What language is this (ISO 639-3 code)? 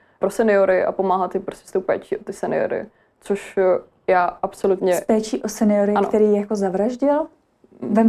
ces